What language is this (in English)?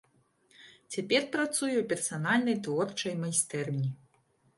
Belarusian